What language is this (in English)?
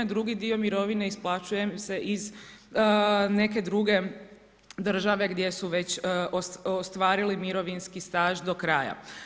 Croatian